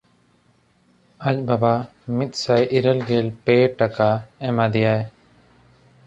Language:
Santali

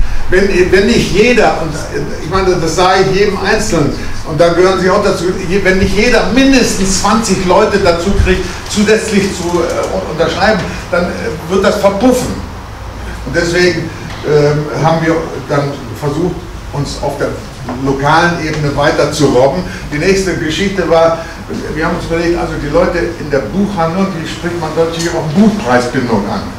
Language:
German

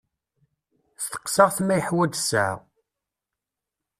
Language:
Kabyle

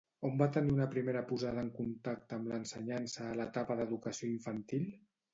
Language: Catalan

